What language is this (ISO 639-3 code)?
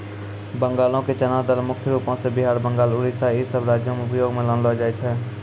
mai